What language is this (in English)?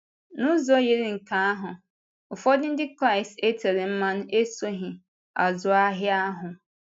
Igbo